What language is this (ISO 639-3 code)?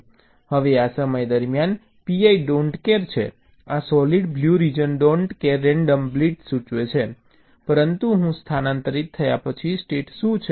guj